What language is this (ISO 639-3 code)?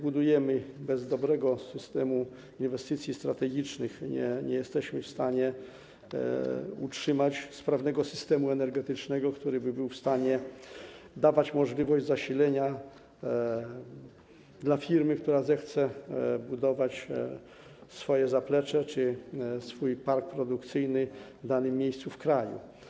pol